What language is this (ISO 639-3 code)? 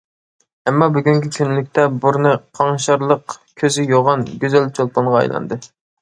uig